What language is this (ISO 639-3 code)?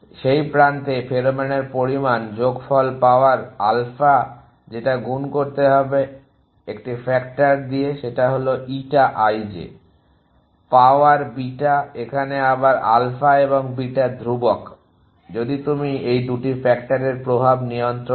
ben